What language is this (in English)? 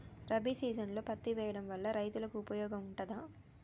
Telugu